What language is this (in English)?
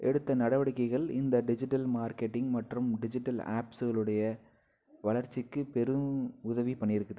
Tamil